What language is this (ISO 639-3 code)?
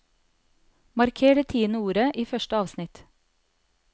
nor